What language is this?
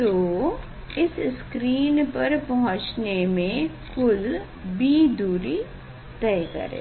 Hindi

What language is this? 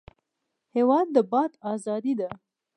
Pashto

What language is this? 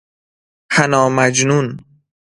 Persian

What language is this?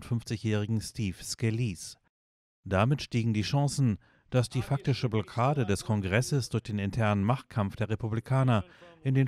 German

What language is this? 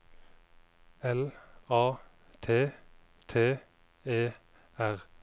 Norwegian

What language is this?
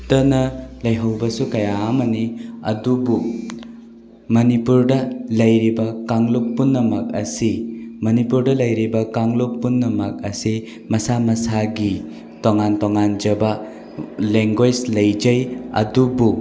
Manipuri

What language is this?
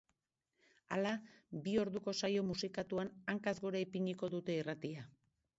Basque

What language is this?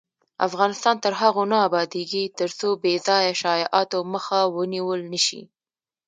Pashto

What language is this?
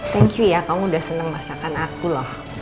Indonesian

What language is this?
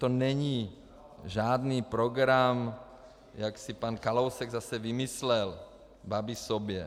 Czech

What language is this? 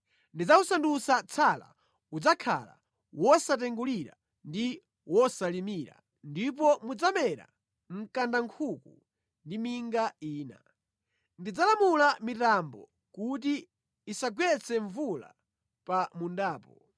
Nyanja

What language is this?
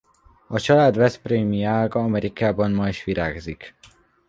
Hungarian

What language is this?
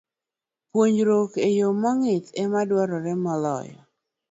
Luo (Kenya and Tanzania)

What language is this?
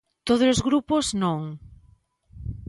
Galician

